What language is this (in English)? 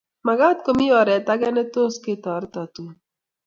Kalenjin